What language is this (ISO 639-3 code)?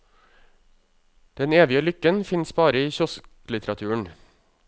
nor